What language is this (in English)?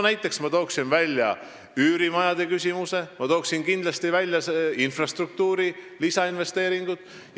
Estonian